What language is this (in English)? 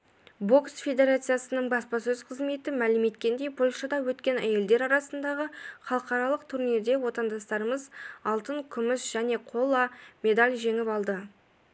Kazakh